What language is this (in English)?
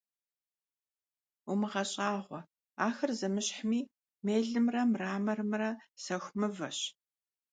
Kabardian